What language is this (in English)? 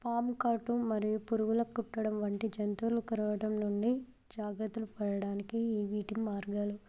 Telugu